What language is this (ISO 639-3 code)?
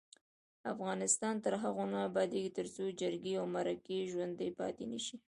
pus